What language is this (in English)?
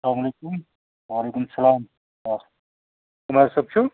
Kashmiri